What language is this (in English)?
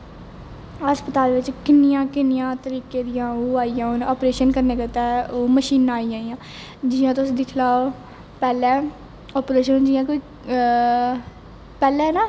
Dogri